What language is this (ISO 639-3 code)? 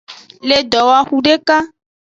ajg